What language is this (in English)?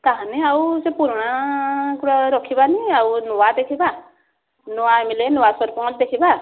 Odia